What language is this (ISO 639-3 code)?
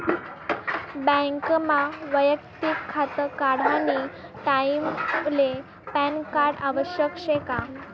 mar